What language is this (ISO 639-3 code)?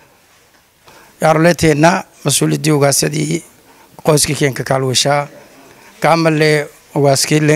ara